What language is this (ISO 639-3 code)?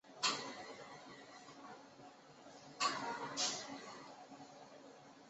zho